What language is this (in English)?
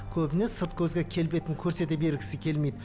Kazakh